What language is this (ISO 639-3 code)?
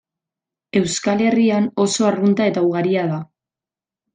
eus